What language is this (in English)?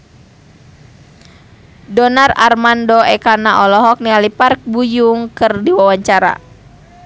Sundanese